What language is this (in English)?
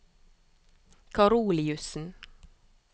Norwegian